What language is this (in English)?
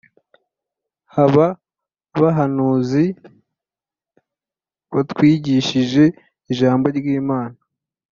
Kinyarwanda